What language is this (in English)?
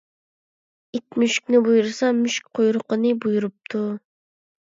Uyghur